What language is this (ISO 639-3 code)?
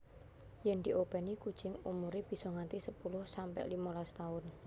jav